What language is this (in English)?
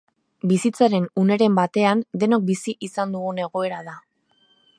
Basque